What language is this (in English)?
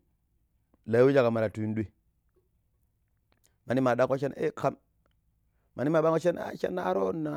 Pero